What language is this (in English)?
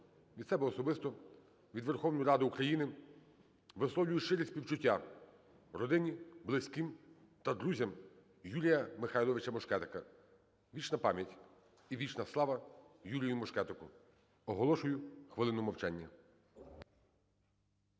Ukrainian